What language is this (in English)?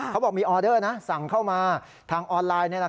Thai